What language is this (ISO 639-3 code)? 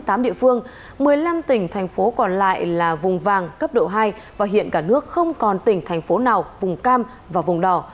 vie